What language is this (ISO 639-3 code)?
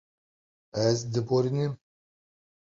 kur